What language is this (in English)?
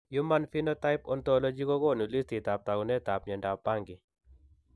Kalenjin